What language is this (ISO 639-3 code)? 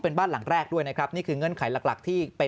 tha